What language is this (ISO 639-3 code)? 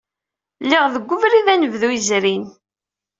kab